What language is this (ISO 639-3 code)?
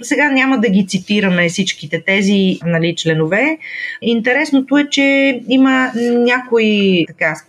bul